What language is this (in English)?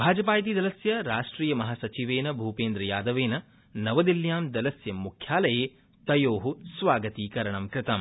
Sanskrit